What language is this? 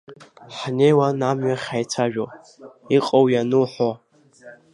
Abkhazian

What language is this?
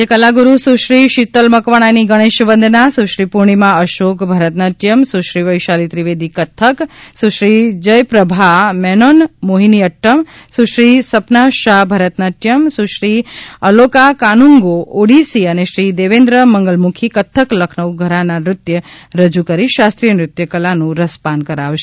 Gujarati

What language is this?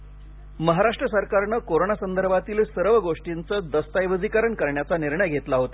Marathi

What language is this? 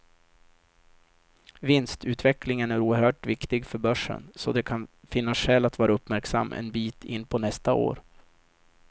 Swedish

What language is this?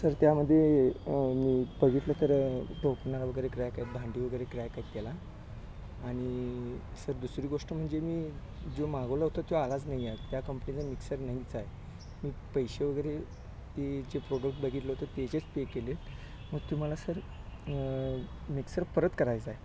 Marathi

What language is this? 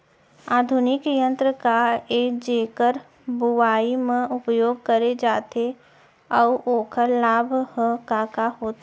Chhattisgarhi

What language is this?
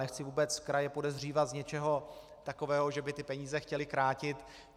Czech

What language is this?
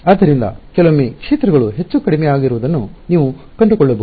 Kannada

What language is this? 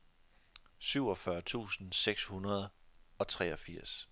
Danish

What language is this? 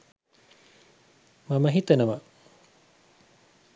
Sinhala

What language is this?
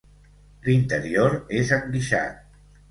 Catalan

